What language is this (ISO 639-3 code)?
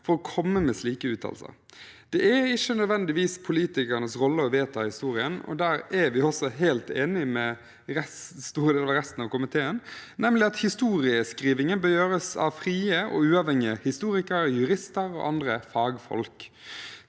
nor